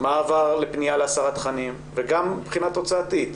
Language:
Hebrew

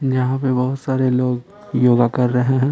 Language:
Hindi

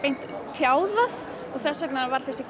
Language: Icelandic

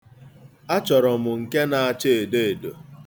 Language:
Igbo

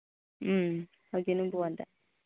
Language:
Manipuri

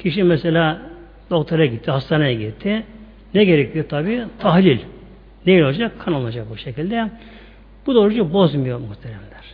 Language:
Turkish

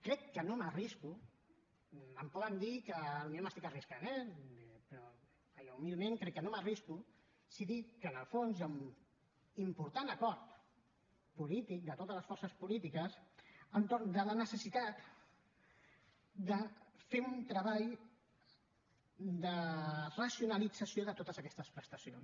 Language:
Catalan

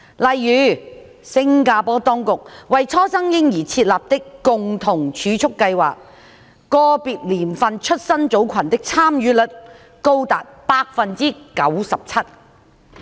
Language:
Cantonese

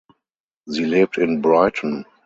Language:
German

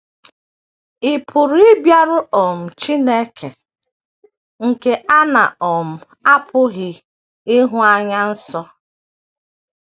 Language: Igbo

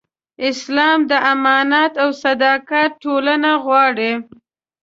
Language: Pashto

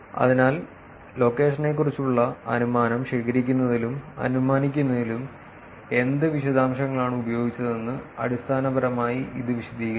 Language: Malayalam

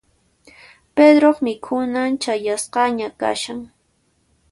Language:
Puno Quechua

